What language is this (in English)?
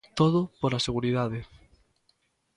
Galician